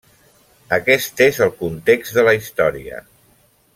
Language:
Catalan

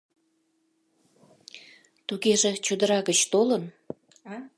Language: Mari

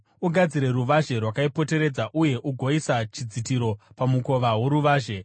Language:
Shona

